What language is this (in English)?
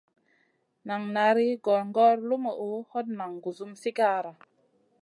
Masana